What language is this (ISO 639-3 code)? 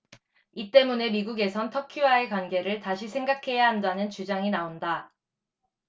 kor